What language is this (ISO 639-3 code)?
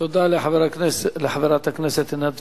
heb